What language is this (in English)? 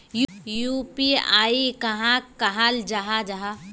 Magahi